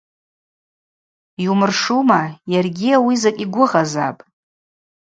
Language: Abaza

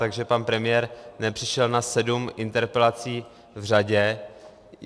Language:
Czech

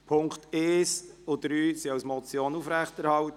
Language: Swiss German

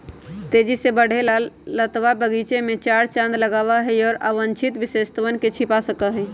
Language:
Magahi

